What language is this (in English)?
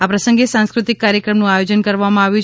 Gujarati